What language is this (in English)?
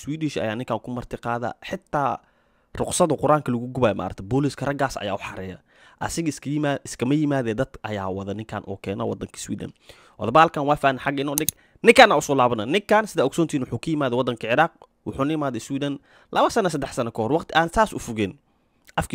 Arabic